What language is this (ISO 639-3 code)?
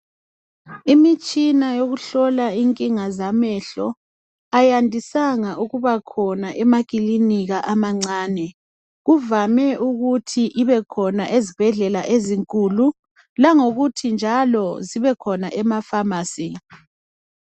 nde